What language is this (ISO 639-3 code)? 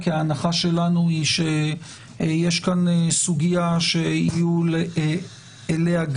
heb